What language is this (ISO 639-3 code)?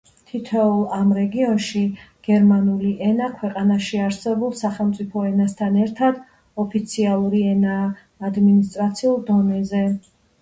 kat